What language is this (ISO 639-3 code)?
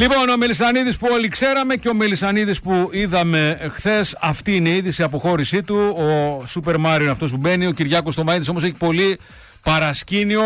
ell